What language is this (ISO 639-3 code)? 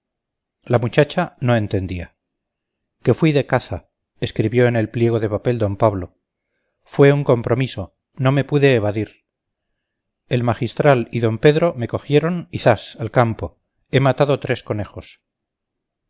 spa